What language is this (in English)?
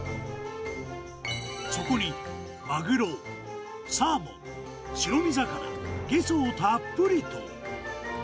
Japanese